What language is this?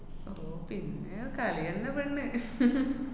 Malayalam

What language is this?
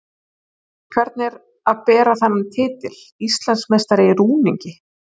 Icelandic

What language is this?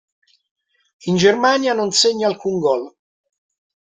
Italian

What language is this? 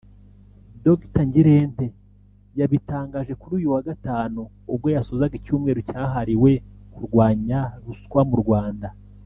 Kinyarwanda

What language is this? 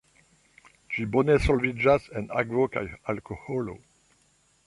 Esperanto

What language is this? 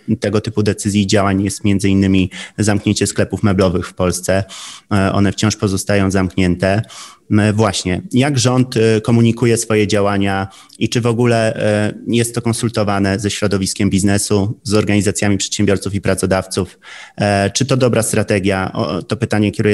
Polish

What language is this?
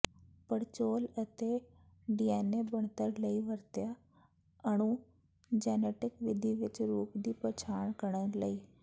Punjabi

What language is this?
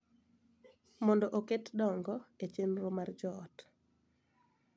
Luo (Kenya and Tanzania)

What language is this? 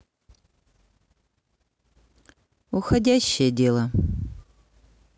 Russian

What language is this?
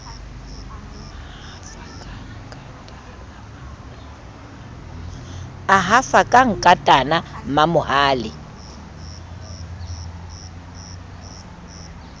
Southern Sotho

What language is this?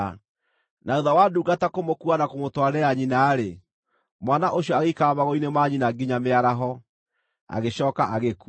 Kikuyu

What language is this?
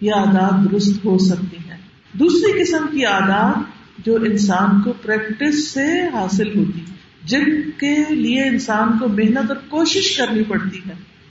Urdu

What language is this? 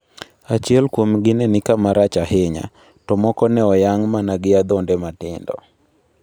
Luo (Kenya and Tanzania)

